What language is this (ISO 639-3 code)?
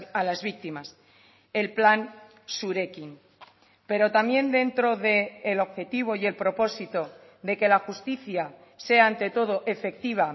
spa